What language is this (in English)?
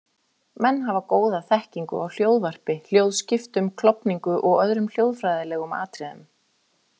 Icelandic